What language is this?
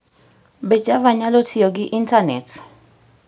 Luo (Kenya and Tanzania)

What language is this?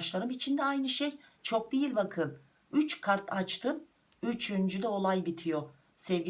Turkish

